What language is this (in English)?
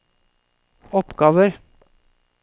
Norwegian